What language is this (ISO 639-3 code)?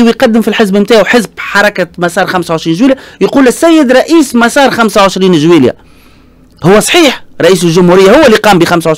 ara